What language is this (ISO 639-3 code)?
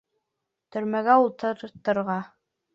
bak